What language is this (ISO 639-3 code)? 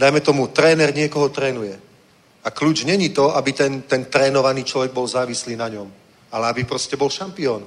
ces